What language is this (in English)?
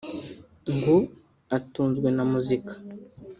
Kinyarwanda